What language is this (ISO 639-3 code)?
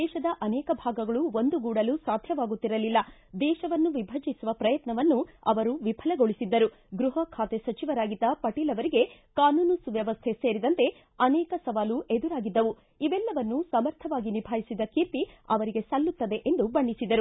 kan